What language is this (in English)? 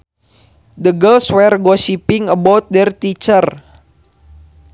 Sundanese